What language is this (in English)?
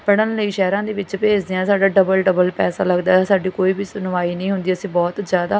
Punjabi